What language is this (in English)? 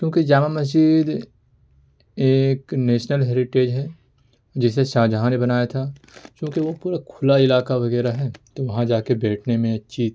Urdu